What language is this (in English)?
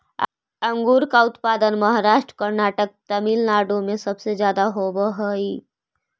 Magahi